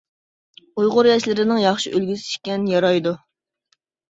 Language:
Uyghur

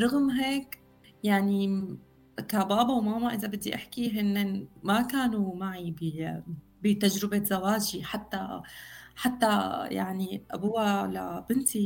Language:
Arabic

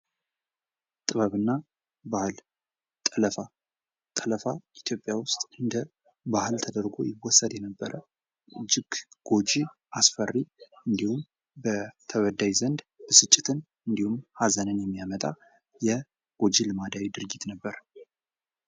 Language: Amharic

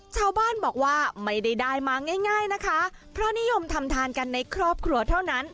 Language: Thai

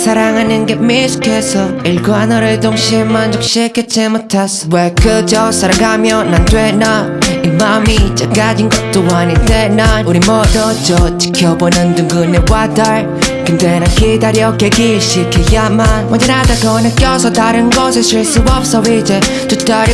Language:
Turkish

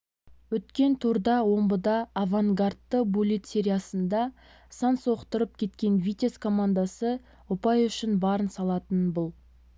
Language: Kazakh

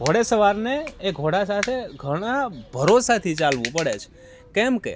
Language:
Gujarati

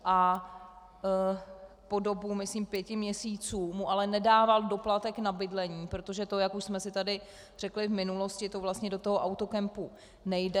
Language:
Czech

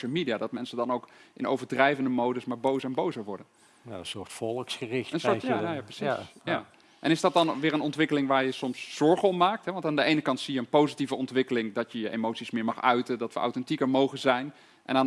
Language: Dutch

